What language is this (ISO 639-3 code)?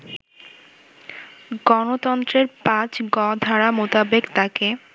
ben